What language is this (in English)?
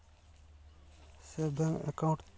Santali